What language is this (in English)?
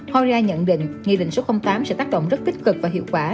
Vietnamese